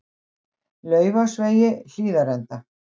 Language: Icelandic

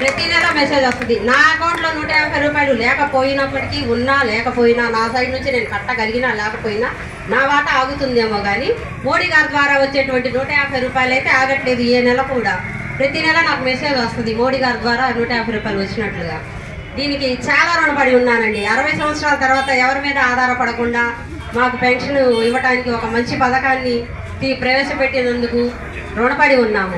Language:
Telugu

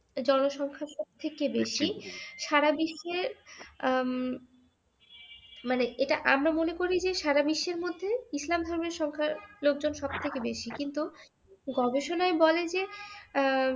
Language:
Bangla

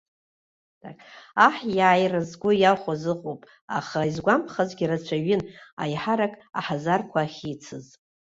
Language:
Abkhazian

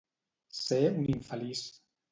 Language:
Catalan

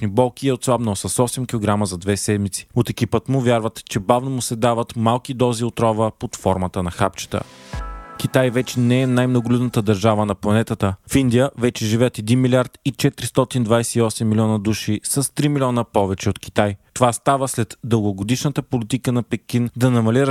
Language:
Bulgarian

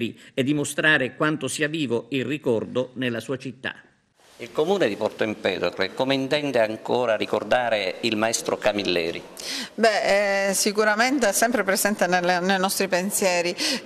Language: Italian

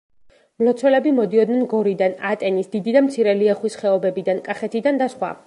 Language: Georgian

